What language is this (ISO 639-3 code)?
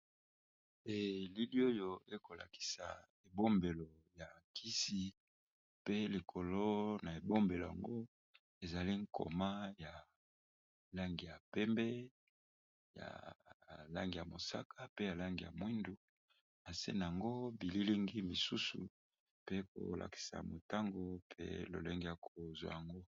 lin